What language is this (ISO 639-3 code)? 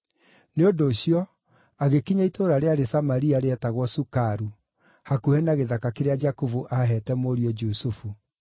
kik